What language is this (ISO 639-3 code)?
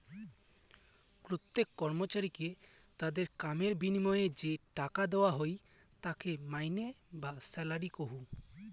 ben